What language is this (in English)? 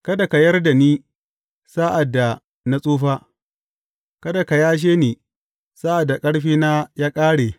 Hausa